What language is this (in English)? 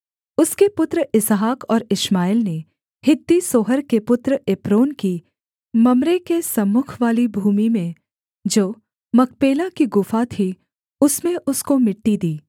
Hindi